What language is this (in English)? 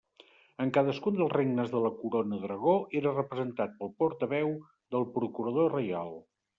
Catalan